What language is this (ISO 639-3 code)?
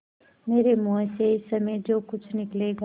hin